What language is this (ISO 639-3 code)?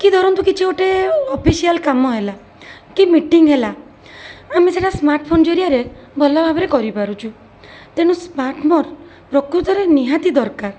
ori